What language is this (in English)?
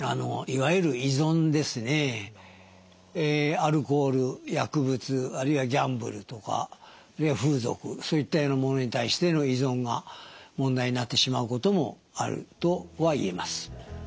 Japanese